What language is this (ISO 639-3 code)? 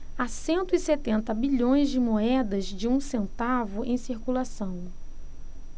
por